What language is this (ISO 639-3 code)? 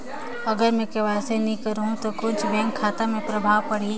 hne